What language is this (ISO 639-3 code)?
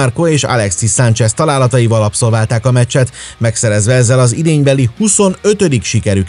hun